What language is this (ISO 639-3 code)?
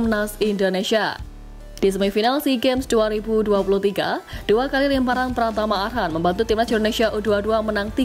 ind